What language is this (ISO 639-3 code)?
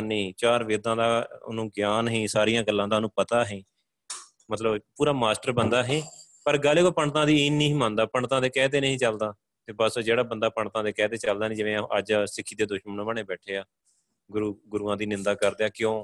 pan